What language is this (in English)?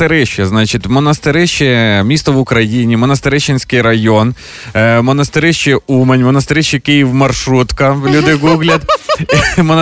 Ukrainian